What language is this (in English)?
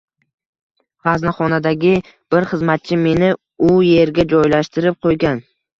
Uzbek